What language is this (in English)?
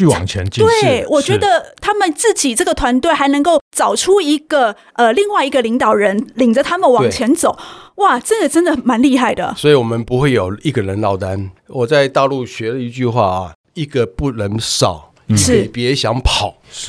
Chinese